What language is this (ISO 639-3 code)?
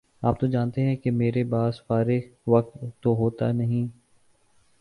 urd